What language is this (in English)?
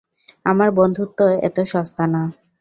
Bangla